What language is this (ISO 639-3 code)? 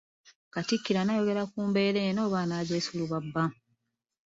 lug